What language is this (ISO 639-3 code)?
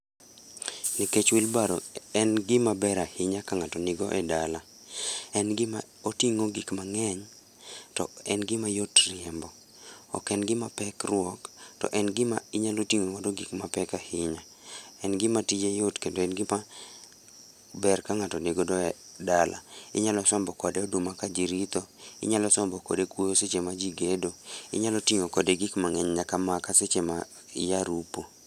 luo